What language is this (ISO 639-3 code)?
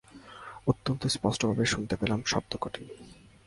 ben